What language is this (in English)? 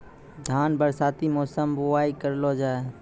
Maithili